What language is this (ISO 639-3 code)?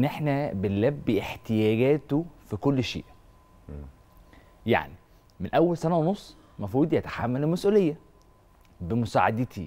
ara